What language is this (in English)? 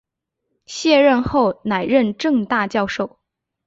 Chinese